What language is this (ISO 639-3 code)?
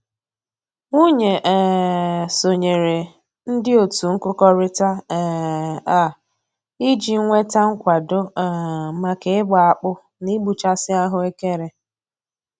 ibo